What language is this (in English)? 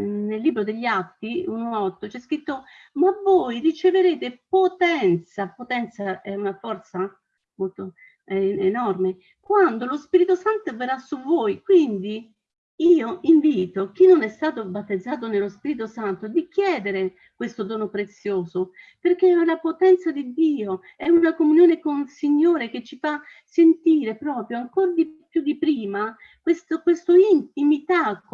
Italian